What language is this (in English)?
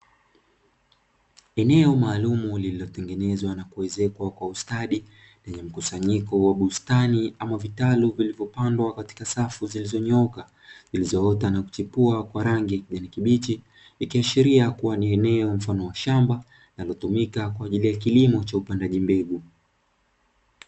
Swahili